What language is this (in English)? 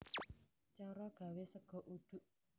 Javanese